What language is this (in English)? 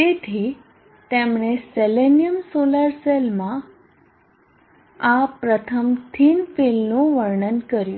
Gujarati